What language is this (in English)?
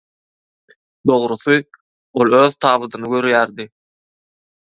Turkmen